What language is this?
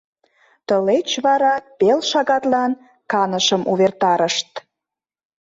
Mari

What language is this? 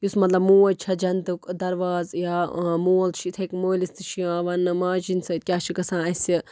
Kashmiri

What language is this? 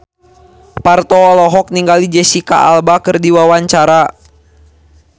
Sundanese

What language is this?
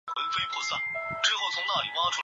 Chinese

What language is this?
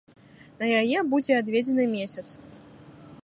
Belarusian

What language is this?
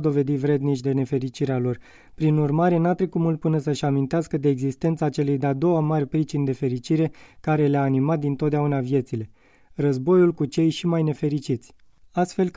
Romanian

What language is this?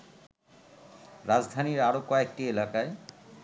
Bangla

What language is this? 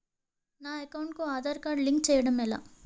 Telugu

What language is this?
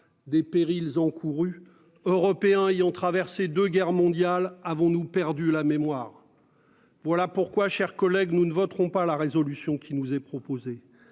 French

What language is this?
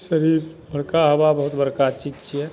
Maithili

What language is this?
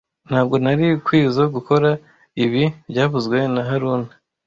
Kinyarwanda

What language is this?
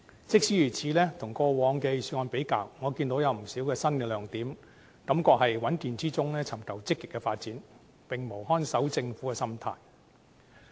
Cantonese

